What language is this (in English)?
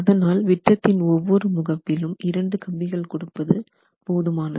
Tamil